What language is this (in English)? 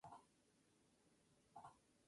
Spanish